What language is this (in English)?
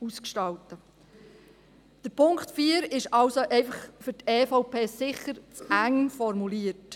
Swiss German